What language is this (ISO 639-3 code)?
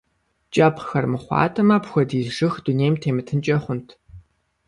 kbd